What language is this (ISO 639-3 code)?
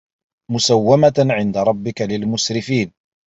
ara